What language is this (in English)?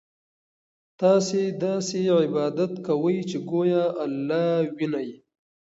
Pashto